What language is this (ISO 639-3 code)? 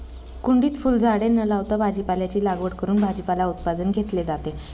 mar